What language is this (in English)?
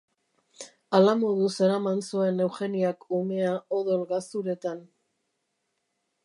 Basque